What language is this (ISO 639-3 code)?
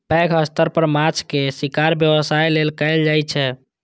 mai